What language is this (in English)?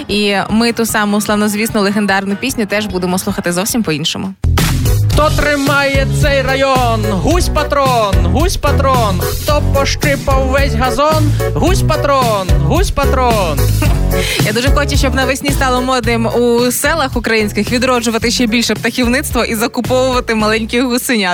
Ukrainian